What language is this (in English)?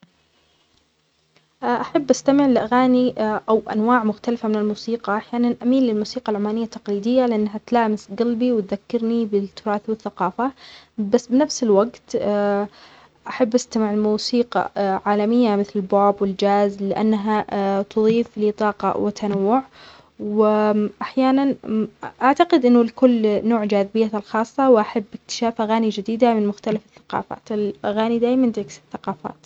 Omani Arabic